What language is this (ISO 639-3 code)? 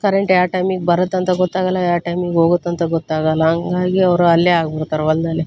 kan